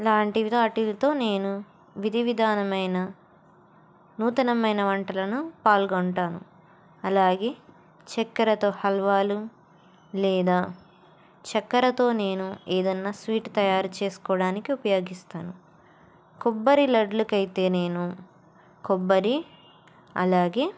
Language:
Telugu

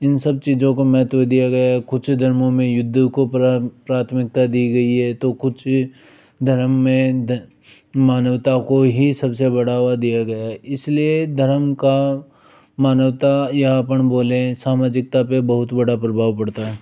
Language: Hindi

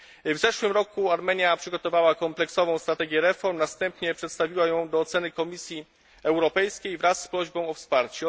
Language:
Polish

